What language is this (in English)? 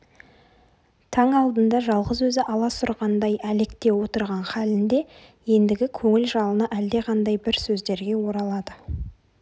Kazakh